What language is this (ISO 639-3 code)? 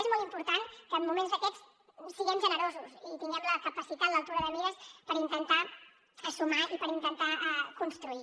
cat